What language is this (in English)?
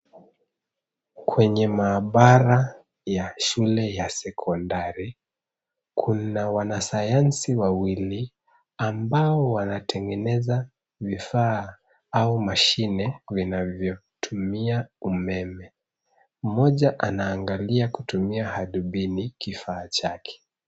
Swahili